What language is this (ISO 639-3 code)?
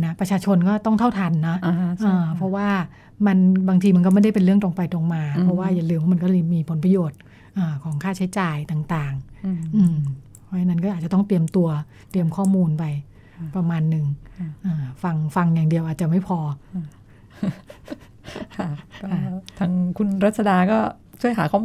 tha